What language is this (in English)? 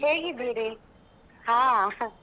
Kannada